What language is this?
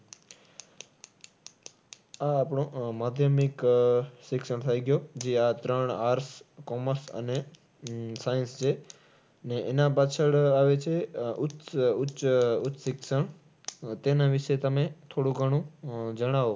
Gujarati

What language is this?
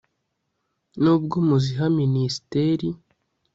Kinyarwanda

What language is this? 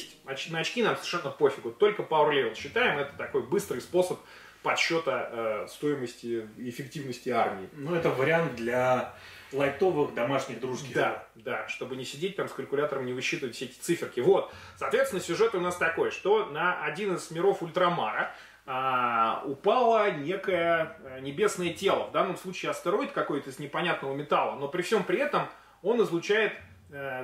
Russian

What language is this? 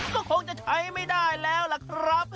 Thai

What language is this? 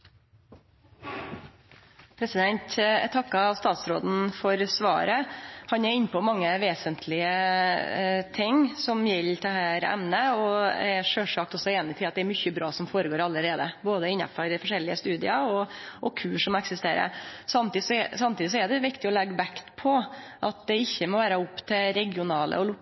Norwegian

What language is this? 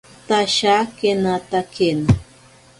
Ashéninka Perené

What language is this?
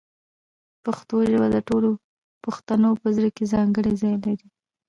Pashto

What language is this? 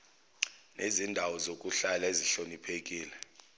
Zulu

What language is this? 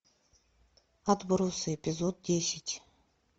Russian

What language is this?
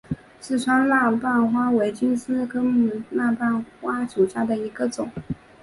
Chinese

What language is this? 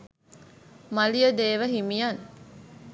Sinhala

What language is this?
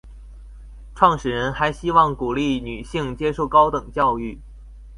Chinese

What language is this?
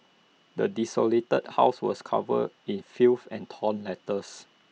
English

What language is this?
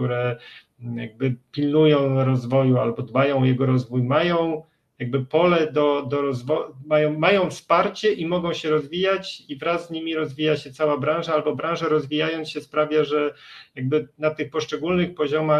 Polish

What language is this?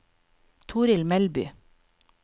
Norwegian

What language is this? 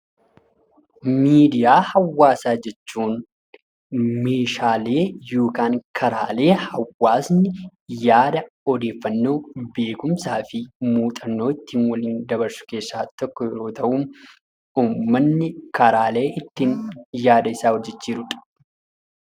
Oromo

